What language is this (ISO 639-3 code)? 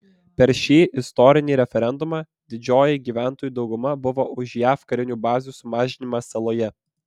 lit